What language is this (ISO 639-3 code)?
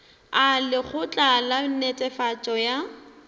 nso